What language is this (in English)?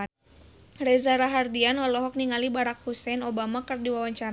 Sundanese